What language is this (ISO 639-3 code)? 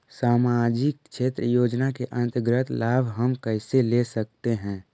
mag